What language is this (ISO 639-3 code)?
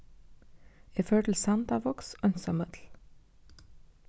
fao